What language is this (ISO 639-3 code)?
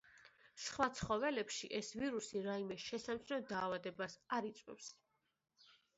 kat